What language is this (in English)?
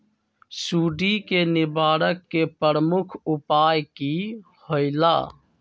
Magahi